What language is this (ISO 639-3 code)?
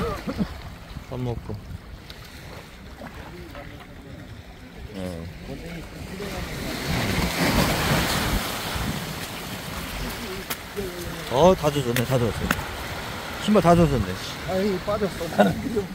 kor